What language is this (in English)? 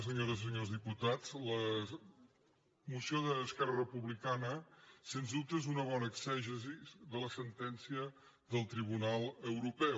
Catalan